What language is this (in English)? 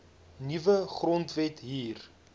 Afrikaans